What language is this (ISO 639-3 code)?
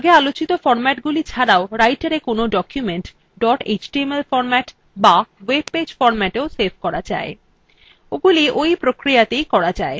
ben